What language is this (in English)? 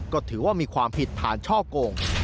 Thai